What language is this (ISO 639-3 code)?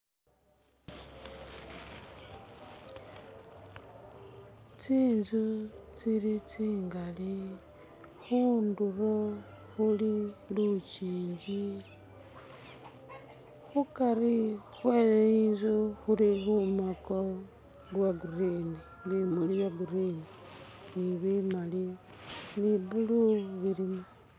myx